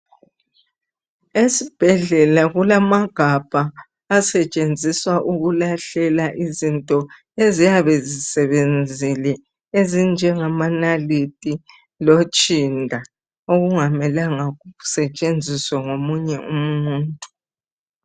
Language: North Ndebele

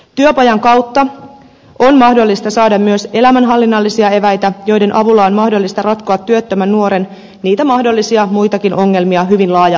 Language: Finnish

